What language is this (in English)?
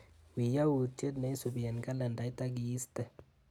Kalenjin